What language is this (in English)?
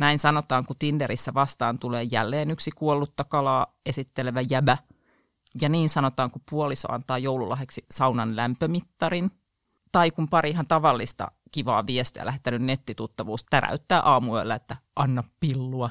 Finnish